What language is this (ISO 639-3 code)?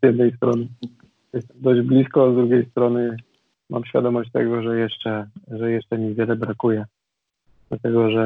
pol